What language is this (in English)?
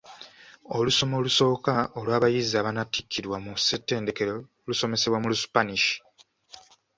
Ganda